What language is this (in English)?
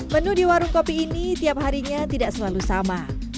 Indonesian